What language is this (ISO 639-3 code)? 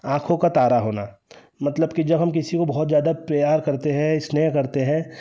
hin